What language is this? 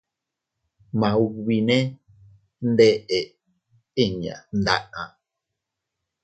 Teutila Cuicatec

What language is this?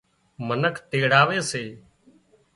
Wadiyara Koli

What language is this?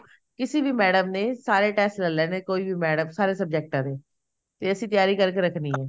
Punjabi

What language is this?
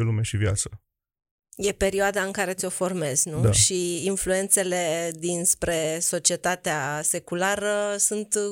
Romanian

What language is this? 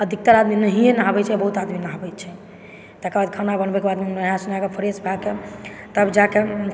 Maithili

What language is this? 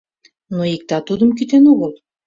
Mari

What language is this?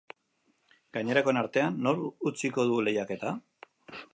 Basque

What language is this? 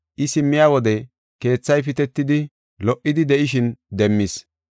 Gofa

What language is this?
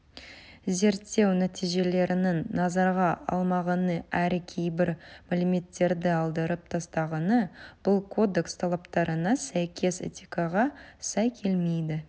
Kazakh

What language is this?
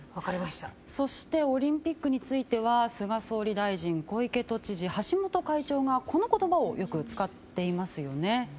Japanese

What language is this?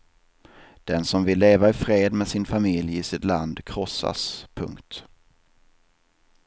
Swedish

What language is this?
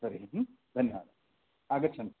Sanskrit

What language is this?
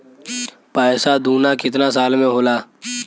Bhojpuri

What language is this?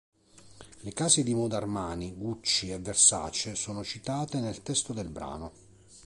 Italian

